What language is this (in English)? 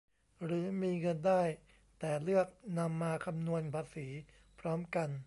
Thai